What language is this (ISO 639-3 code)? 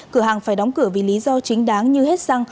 vie